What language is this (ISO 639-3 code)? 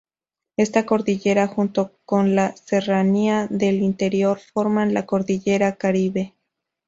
spa